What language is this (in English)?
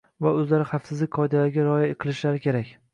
Uzbek